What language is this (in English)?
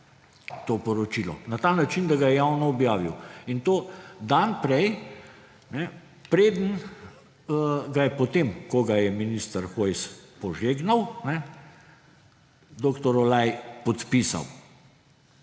Slovenian